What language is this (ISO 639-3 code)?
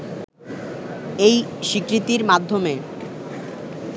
ben